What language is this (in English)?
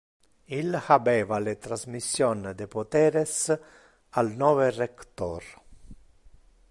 Interlingua